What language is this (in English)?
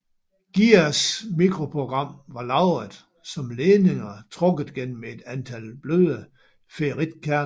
Danish